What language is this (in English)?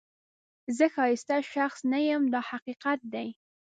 Pashto